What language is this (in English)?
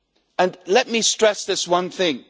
English